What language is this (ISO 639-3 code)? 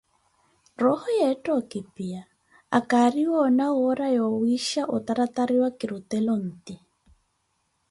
eko